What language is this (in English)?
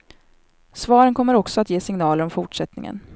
Swedish